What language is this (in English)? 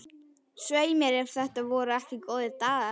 Icelandic